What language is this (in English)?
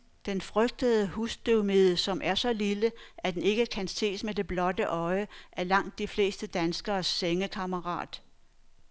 Danish